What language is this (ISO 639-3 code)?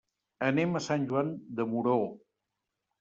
cat